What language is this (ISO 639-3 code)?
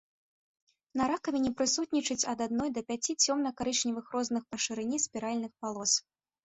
bel